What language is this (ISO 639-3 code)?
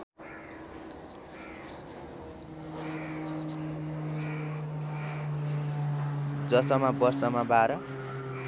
nep